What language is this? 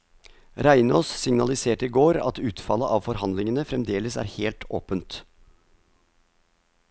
Norwegian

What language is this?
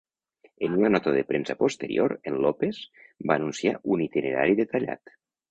Catalan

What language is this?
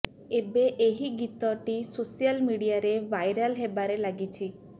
Odia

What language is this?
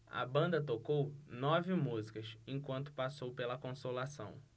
Portuguese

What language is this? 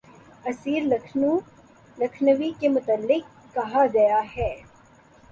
Urdu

